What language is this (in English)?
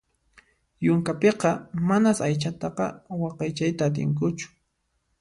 Puno Quechua